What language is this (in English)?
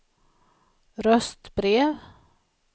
Swedish